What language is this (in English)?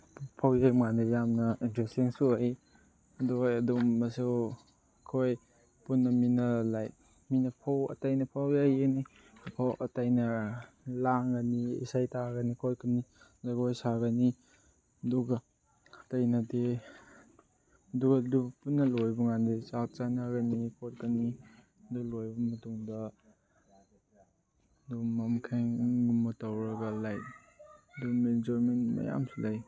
Manipuri